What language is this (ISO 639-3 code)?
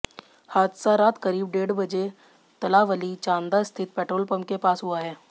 hin